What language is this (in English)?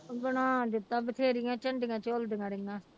Punjabi